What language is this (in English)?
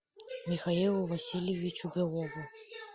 Russian